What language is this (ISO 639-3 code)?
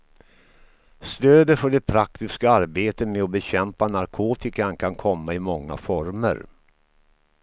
swe